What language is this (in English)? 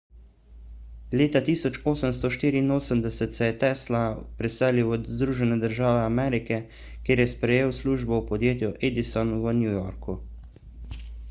Slovenian